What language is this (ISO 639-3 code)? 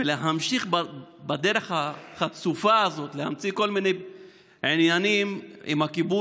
heb